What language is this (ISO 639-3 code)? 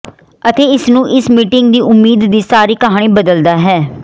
pan